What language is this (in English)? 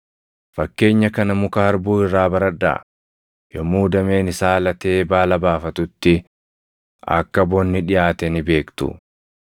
Oromo